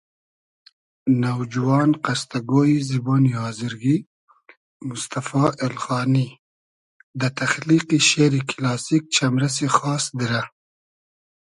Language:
Hazaragi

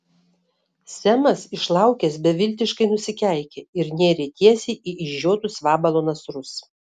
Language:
Lithuanian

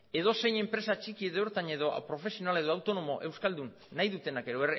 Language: Basque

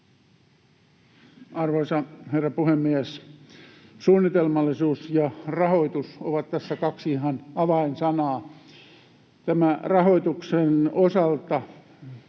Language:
Finnish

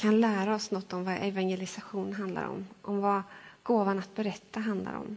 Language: Swedish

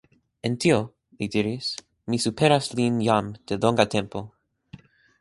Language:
Esperanto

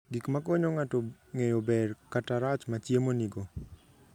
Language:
Luo (Kenya and Tanzania)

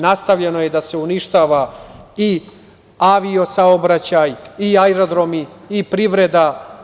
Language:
Serbian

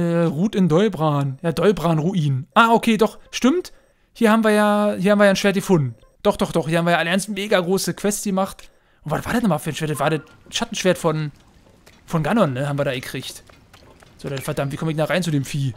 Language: German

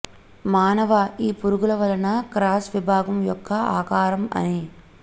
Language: Telugu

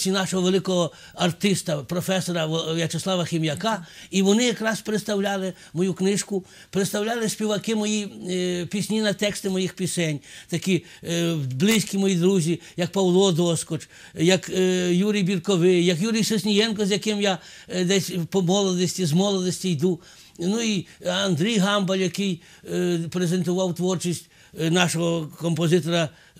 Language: Ukrainian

